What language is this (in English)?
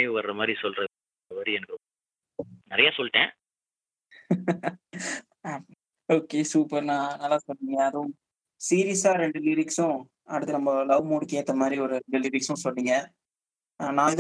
Tamil